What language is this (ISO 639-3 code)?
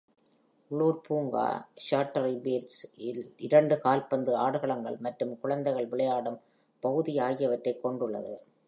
tam